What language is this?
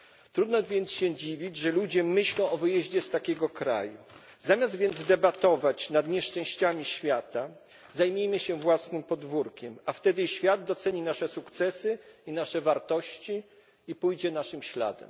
Polish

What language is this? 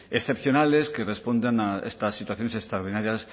Spanish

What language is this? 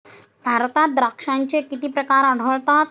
Marathi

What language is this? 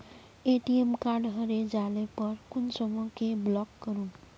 Magahi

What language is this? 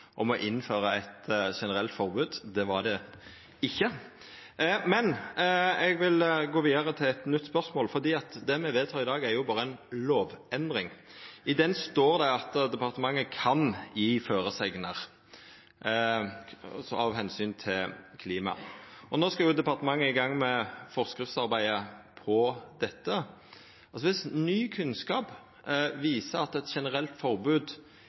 Norwegian Nynorsk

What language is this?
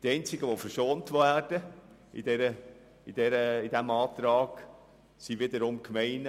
Swiss German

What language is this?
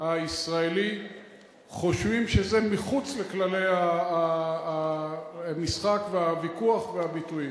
Hebrew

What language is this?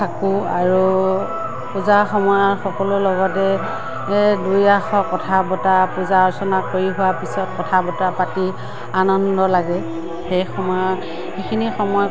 Assamese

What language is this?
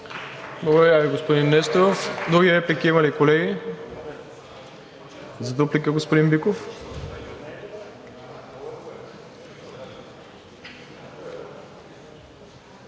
Bulgarian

